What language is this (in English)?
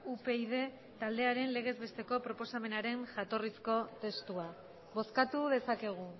Basque